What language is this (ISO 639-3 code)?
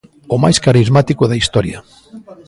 glg